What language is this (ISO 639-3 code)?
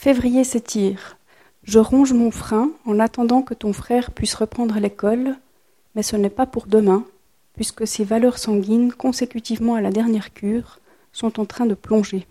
fra